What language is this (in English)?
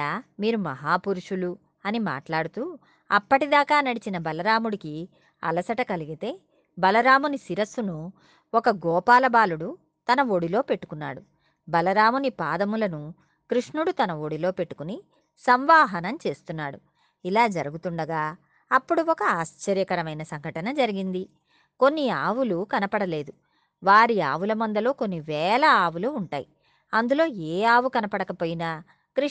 Telugu